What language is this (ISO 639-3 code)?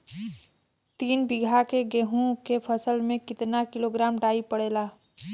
bho